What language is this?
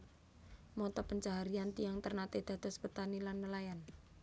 Javanese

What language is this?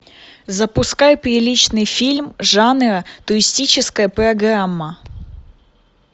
Russian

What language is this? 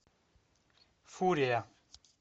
Russian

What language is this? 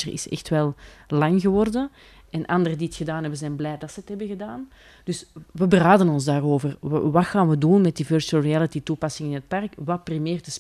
Dutch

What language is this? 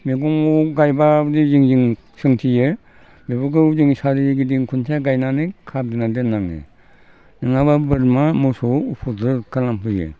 Bodo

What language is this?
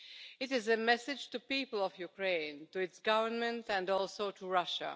English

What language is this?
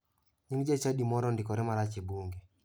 Luo (Kenya and Tanzania)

